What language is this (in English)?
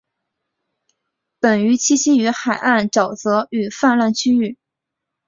Chinese